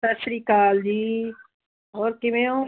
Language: Punjabi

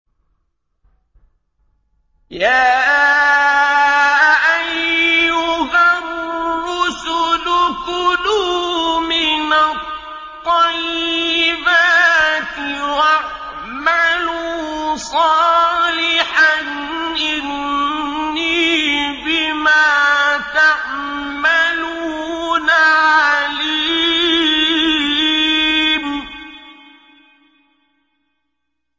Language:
Arabic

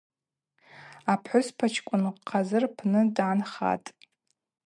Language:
Abaza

